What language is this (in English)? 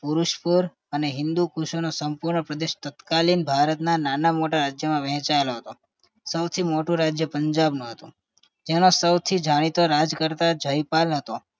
Gujarati